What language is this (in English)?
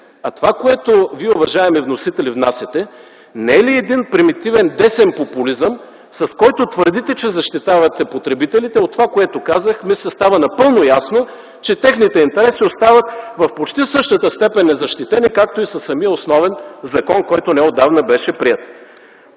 Bulgarian